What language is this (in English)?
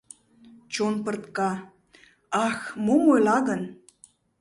Mari